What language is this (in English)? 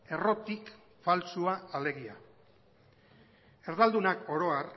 Basque